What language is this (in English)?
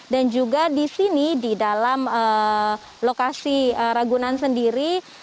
Indonesian